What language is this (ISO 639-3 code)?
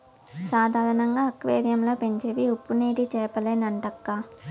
tel